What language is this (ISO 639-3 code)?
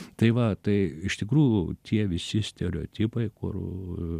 lit